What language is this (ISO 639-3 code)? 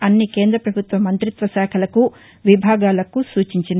tel